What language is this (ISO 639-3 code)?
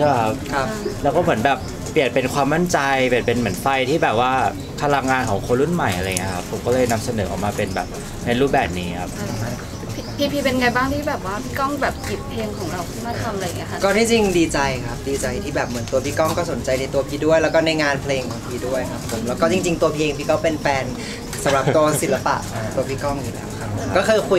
tha